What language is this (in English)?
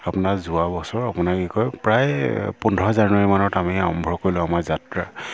Assamese